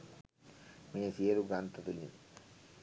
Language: Sinhala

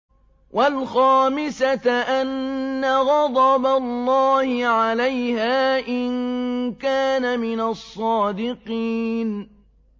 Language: Arabic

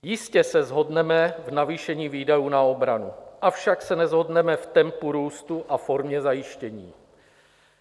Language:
Czech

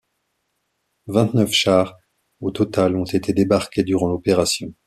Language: French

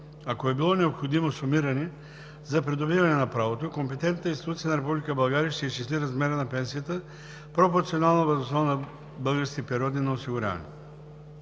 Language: Bulgarian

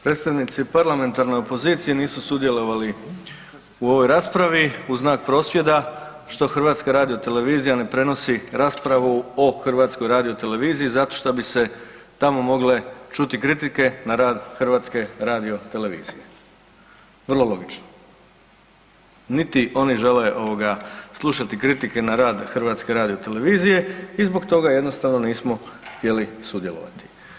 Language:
Croatian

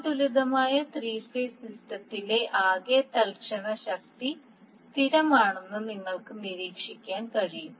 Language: Malayalam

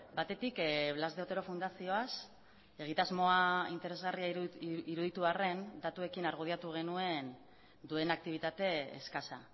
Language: Basque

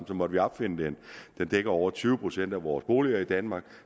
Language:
Danish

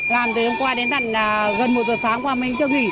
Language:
Vietnamese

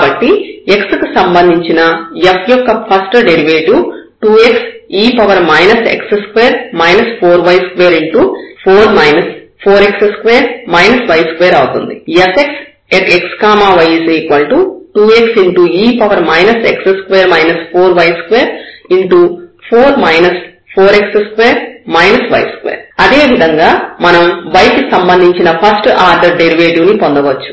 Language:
Telugu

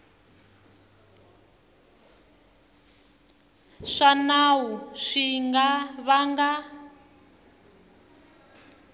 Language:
Tsonga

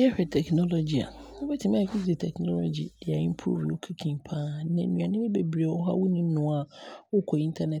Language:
Abron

